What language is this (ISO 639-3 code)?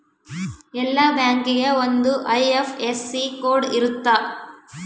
kan